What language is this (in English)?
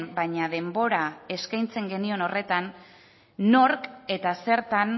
Basque